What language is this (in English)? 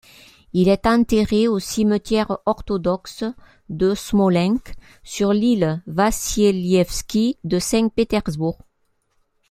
French